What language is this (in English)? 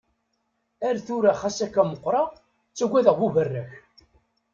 Kabyle